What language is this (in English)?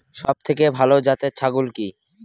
Bangla